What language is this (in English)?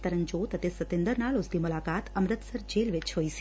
Punjabi